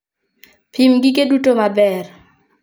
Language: Luo (Kenya and Tanzania)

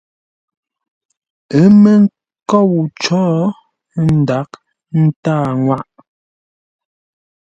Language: Ngombale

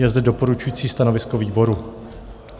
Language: Czech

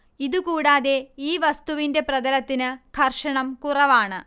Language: Malayalam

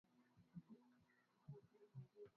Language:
Swahili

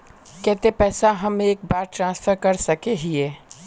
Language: Magahi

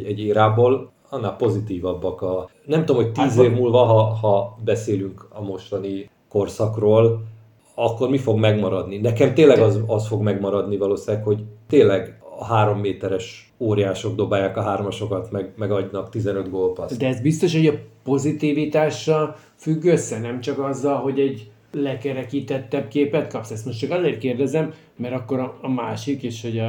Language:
Hungarian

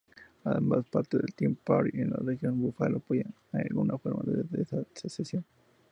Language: Spanish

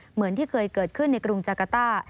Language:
Thai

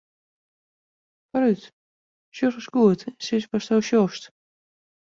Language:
Western Frisian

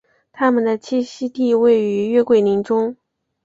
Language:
Chinese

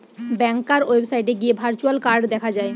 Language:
Bangla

